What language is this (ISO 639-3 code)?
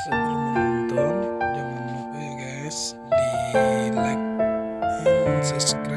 ind